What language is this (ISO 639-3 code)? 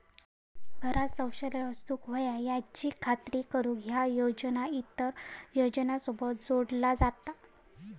mar